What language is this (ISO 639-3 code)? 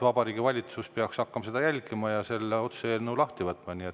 est